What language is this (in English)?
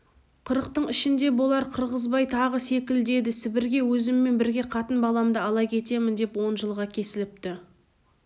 Kazakh